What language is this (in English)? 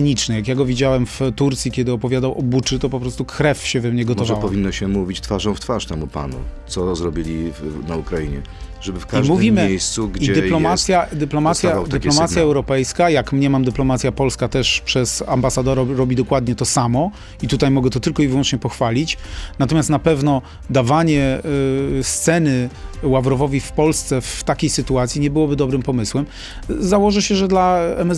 Polish